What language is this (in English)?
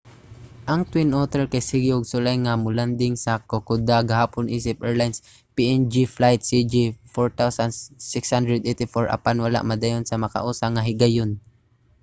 Cebuano